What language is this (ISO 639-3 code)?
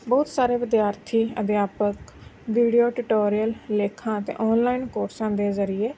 pan